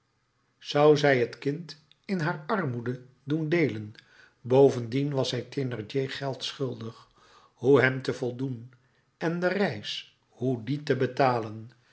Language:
Dutch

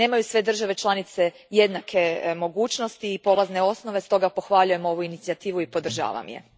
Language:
Croatian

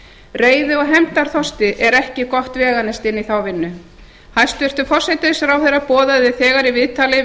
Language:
Icelandic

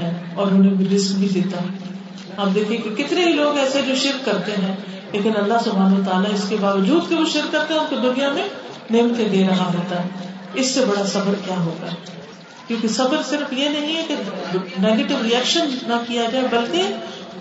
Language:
Urdu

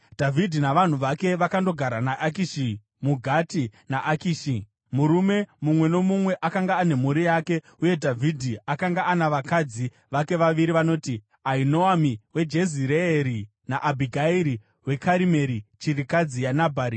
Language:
Shona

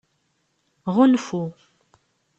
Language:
Kabyle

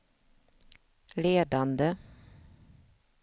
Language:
Swedish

